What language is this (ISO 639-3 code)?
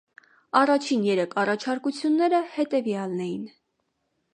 hye